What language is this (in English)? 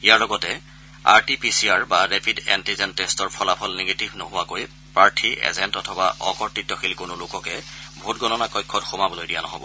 Assamese